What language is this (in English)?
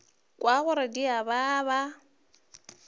Northern Sotho